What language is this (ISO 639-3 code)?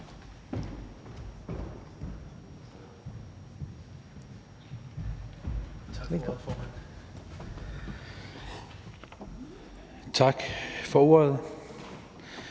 dan